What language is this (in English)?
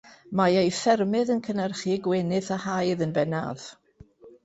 Welsh